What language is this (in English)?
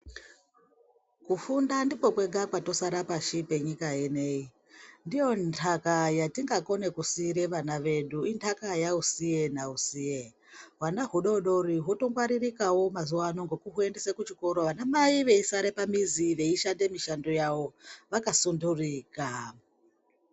Ndau